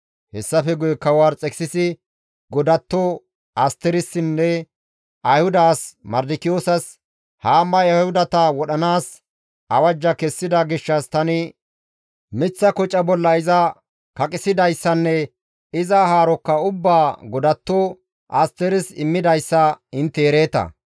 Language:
Gamo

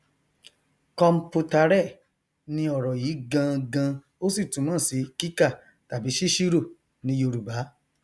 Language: Yoruba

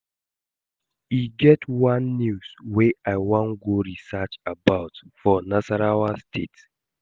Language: Nigerian Pidgin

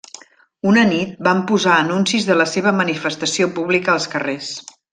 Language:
Catalan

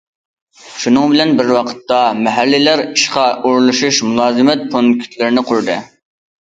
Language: Uyghur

